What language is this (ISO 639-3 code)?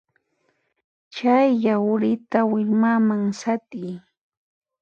qxp